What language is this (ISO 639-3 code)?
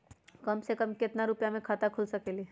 mag